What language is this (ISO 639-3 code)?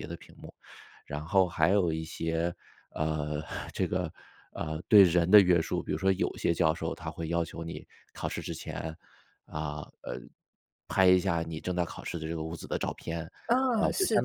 zho